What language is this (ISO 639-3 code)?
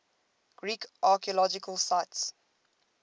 eng